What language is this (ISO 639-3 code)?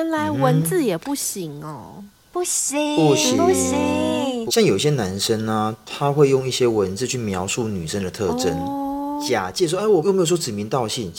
zho